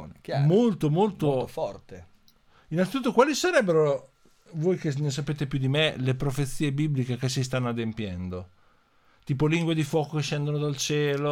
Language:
Italian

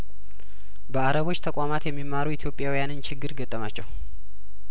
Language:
Amharic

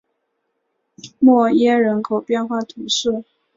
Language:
Chinese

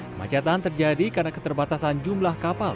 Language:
Indonesian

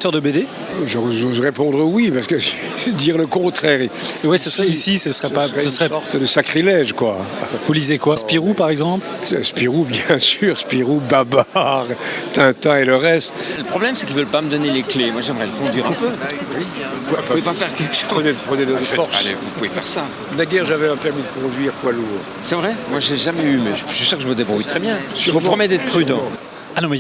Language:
French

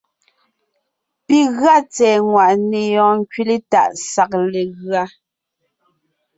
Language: Ngiemboon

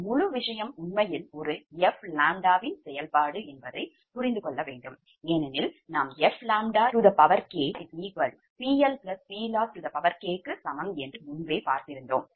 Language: Tamil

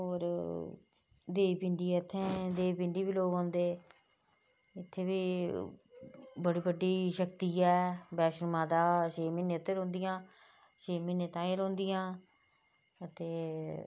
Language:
Dogri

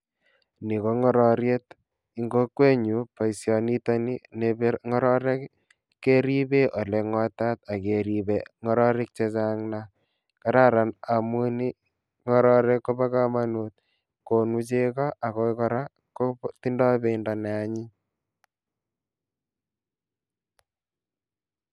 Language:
Kalenjin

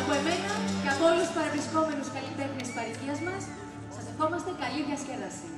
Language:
Greek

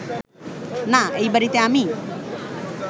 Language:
Bangla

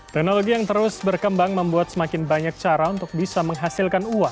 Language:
Indonesian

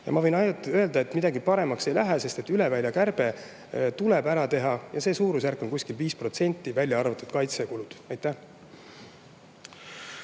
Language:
Estonian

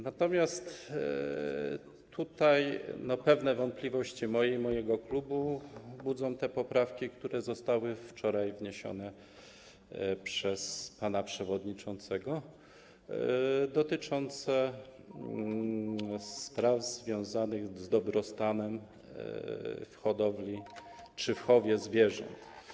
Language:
Polish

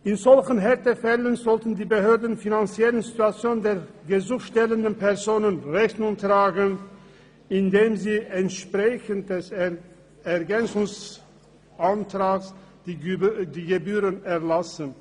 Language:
Swiss German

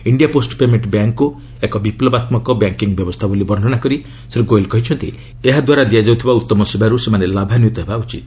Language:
Odia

